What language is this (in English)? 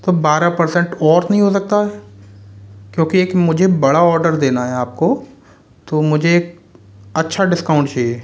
Hindi